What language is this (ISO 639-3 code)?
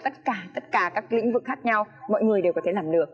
vie